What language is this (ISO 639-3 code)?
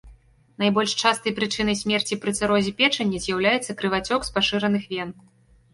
bel